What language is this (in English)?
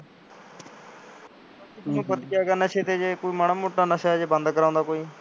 Punjabi